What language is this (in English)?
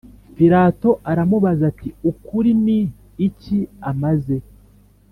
Kinyarwanda